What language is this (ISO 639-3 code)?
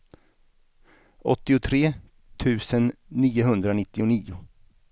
swe